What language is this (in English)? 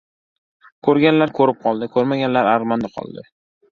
Uzbek